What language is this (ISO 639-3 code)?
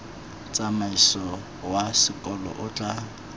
tsn